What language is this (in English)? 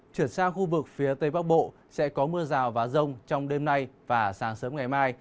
Vietnamese